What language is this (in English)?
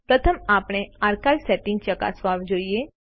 Gujarati